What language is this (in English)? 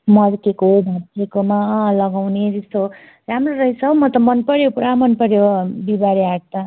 Nepali